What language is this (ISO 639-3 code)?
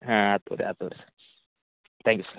kan